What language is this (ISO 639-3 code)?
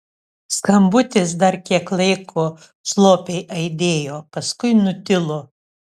lit